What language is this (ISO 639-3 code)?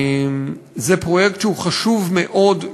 heb